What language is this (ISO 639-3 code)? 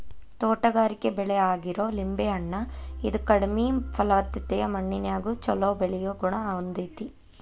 kan